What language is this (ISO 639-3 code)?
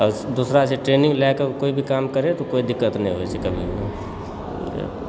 mai